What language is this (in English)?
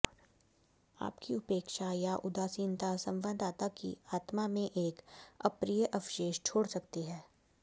Hindi